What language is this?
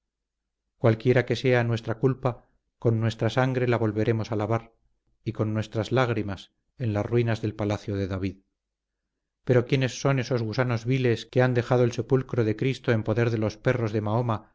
Spanish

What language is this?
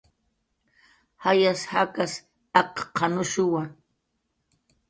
Jaqaru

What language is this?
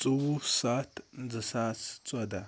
Kashmiri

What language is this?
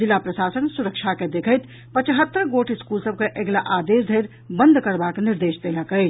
Maithili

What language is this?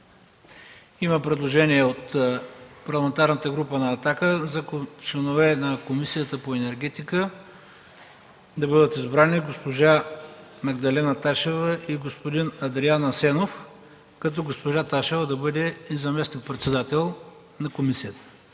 Bulgarian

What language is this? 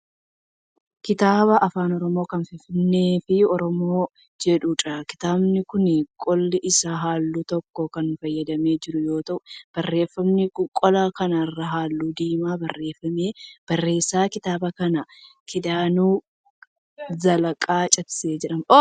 Oromo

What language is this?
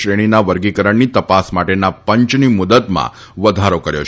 Gujarati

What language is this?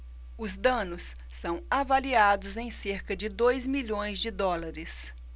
Portuguese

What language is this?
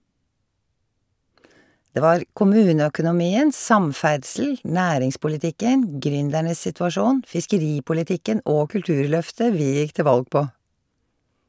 Norwegian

